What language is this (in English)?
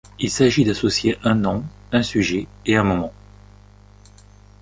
French